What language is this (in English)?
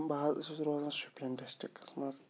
Kashmiri